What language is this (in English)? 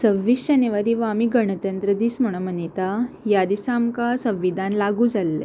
Konkani